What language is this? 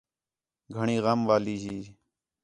Khetrani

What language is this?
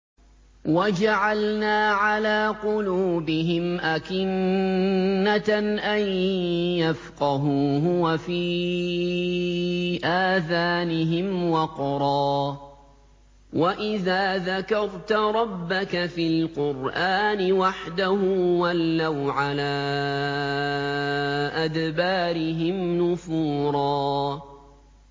Arabic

